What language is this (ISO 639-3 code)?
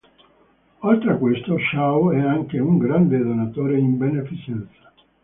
ita